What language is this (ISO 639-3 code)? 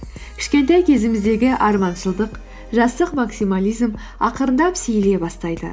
kaz